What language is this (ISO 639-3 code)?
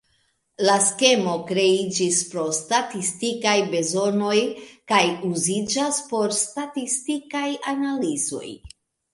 epo